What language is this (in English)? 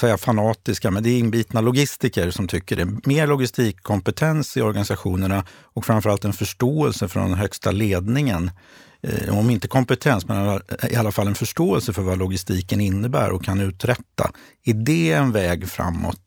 Swedish